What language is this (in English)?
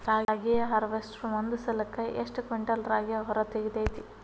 Kannada